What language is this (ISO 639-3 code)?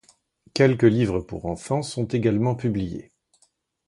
fra